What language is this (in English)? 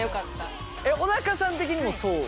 Japanese